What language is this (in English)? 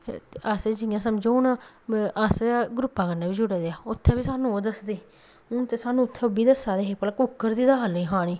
Dogri